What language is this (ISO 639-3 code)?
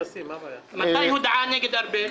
heb